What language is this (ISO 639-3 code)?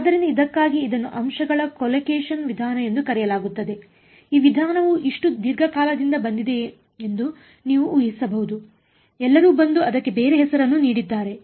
kan